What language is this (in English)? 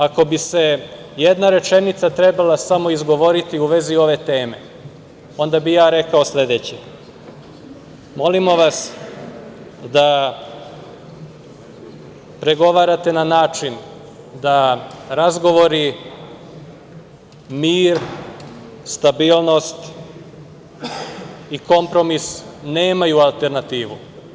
Serbian